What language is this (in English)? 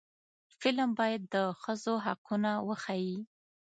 Pashto